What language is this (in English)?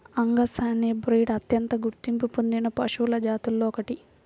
Telugu